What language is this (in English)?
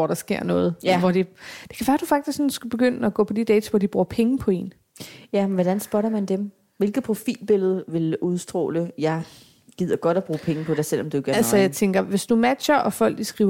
Danish